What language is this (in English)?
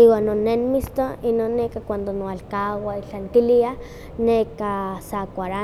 Huaxcaleca Nahuatl